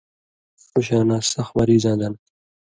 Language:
Indus Kohistani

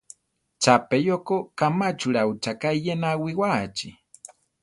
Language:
Central Tarahumara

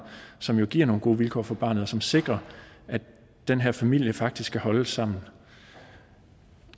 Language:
Danish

